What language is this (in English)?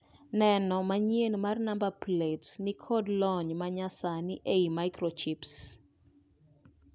Luo (Kenya and Tanzania)